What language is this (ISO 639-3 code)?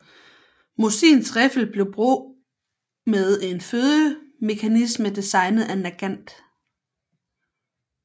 dan